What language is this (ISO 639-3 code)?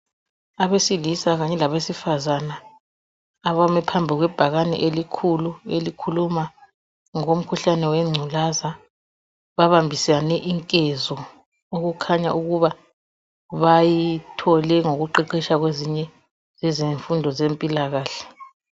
nde